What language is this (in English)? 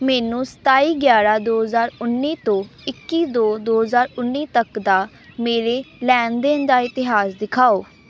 Punjabi